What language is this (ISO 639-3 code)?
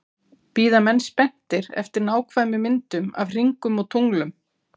isl